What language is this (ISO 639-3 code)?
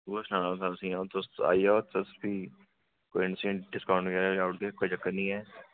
doi